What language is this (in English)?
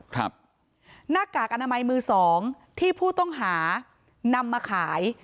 Thai